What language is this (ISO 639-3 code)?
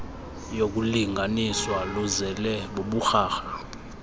xho